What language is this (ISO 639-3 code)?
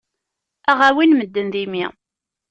kab